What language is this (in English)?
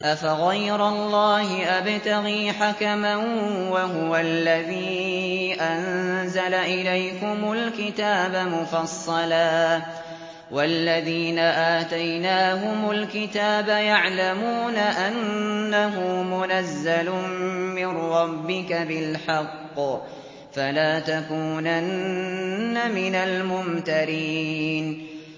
Arabic